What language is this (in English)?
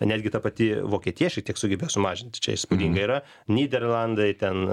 Lithuanian